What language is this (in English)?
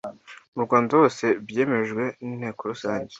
Kinyarwanda